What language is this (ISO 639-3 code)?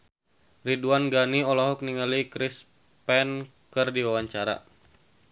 sun